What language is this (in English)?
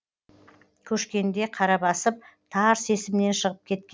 Kazakh